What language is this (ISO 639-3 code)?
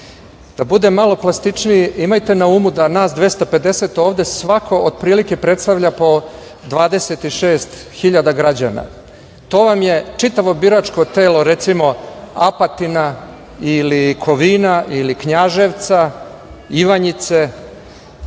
srp